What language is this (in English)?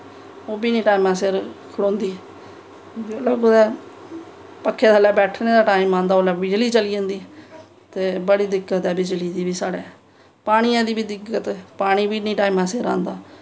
Dogri